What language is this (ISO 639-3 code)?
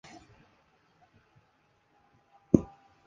zho